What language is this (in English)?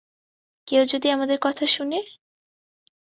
Bangla